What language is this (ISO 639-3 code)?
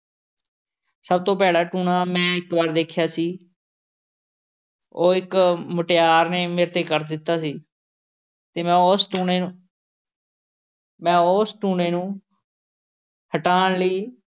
pan